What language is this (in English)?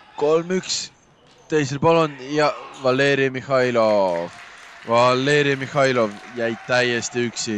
Norwegian